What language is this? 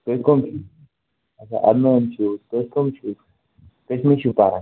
Kashmiri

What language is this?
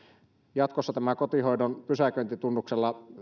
Finnish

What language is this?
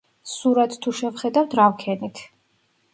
Georgian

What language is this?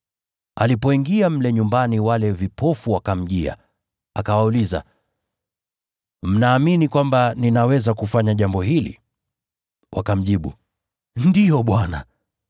Swahili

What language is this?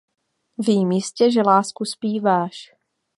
Czech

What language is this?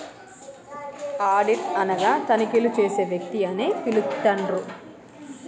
Telugu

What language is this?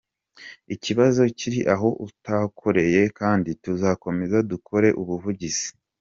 Kinyarwanda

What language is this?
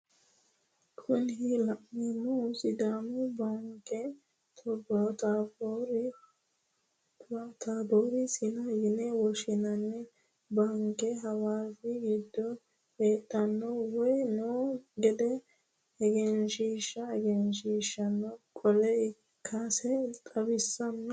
Sidamo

